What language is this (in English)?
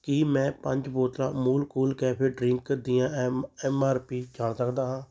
Punjabi